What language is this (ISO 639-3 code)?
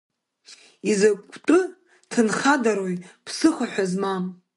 abk